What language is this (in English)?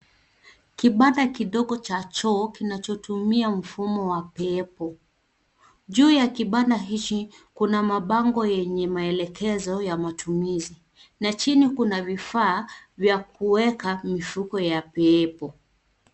Swahili